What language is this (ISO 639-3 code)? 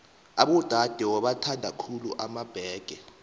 nbl